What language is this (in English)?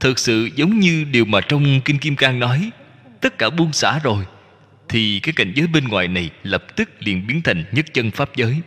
Vietnamese